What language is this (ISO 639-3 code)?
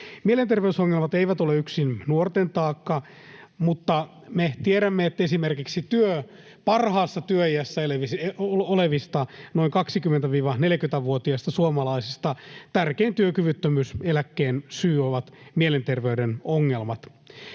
fin